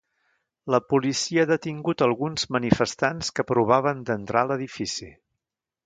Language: Catalan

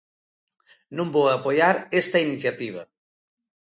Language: Galician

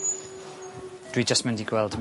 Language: Welsh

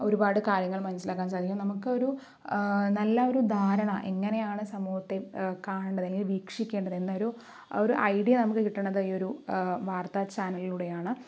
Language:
Malayalam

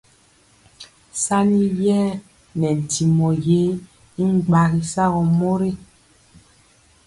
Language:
Mpiemo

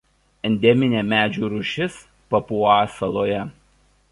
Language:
Lithuanian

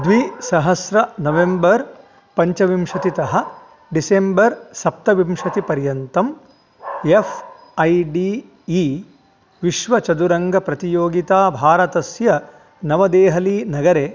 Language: Sanskrit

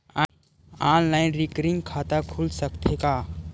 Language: Chhattisgarhi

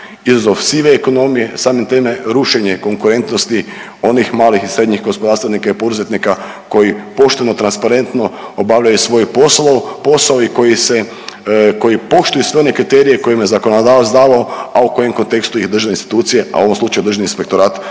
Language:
Croatian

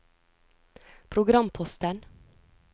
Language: Norwegian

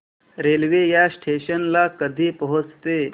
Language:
Marathi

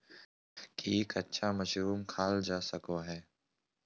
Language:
Magahi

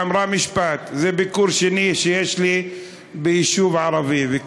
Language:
Hebrew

